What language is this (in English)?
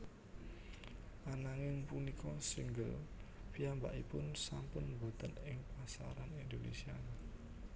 Javanese